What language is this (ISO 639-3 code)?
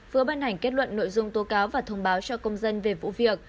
vie